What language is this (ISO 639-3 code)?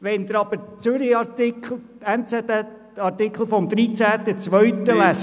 gsw